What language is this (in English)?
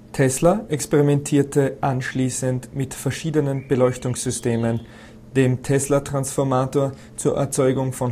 German